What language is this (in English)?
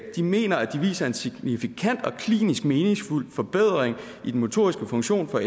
Danish